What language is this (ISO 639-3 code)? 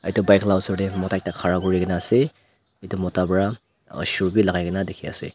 nag